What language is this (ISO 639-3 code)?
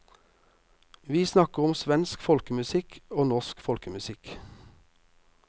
nor